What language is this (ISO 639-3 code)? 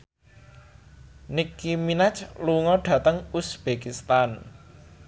jav